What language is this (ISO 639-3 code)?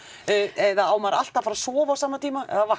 isl